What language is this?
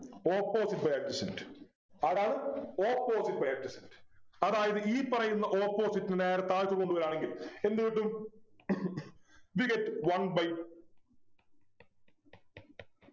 Malayalam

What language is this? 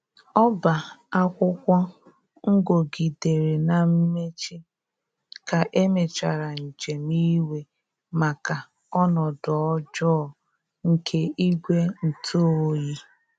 Igbo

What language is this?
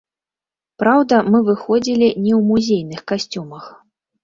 Belarusian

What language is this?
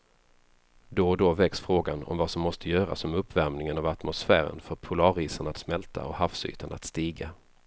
Swedish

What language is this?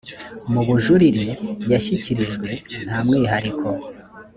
Kinyarwanda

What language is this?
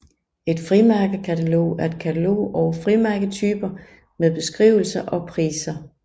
Danish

